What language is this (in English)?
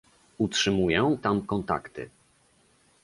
Polish